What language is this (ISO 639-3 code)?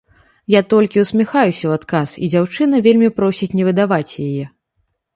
bel